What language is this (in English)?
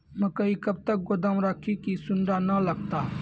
Maithili